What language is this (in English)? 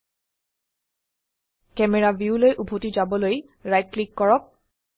Assamese